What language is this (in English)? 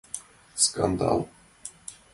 Mari